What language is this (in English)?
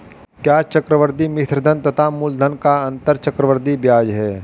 Hindi